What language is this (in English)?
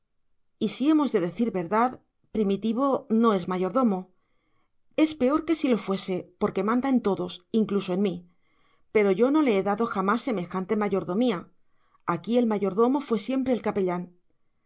Spanish